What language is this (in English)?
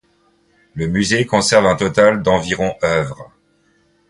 French